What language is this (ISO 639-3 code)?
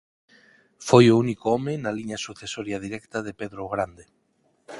glg